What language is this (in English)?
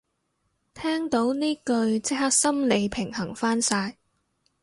Cantonese